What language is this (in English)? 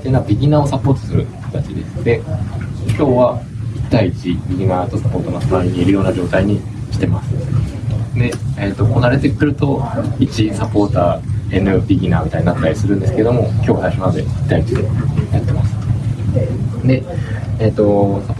Japanese